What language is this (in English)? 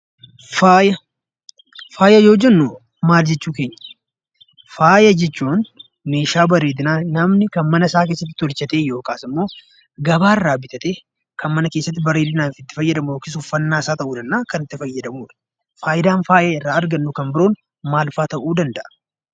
Oromo